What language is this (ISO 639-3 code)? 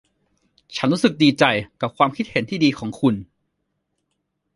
tha